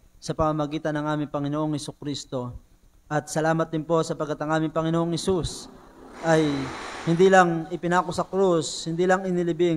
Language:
Filipino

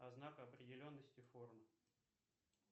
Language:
Russian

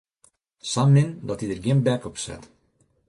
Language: Western Frisian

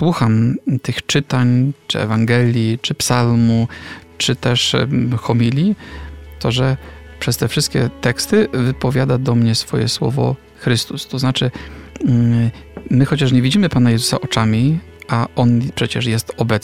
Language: Polish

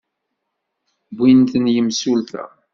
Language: Kabyle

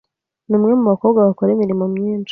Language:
Kinyarwanda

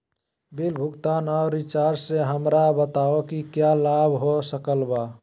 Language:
Magahi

